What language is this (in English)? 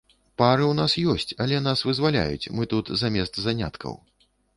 Belarusian